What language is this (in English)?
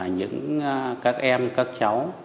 Vietnamese